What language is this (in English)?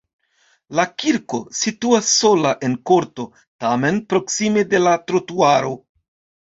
Esperanto